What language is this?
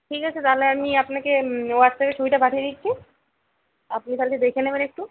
Bangla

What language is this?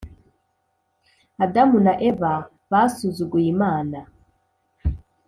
Kinyarwanda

